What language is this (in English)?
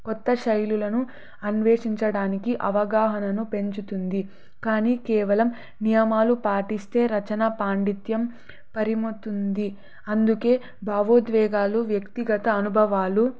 Telugu